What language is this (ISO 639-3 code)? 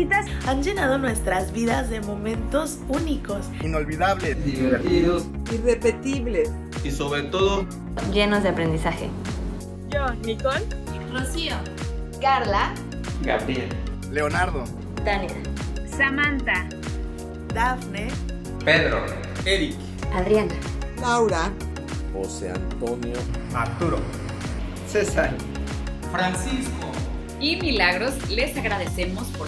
spa